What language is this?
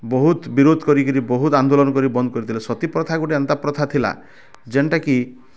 Odia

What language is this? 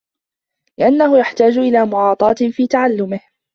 Arabic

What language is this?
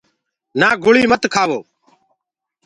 Gurgula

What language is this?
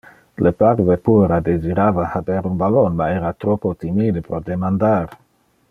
Interlingua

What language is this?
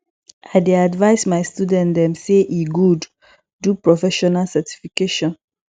Nigerian Pidgin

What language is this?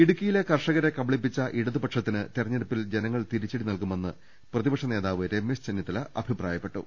Malayalam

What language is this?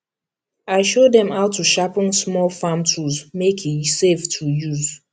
Nigerian Pidgin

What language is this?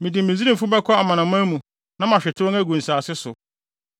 Akan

